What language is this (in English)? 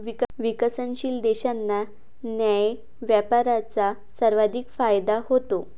Marathi